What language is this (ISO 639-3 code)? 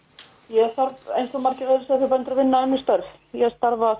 isl